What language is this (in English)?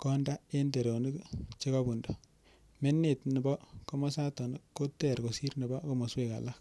Kalenjin